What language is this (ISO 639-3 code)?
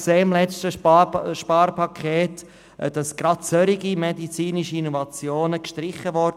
gsw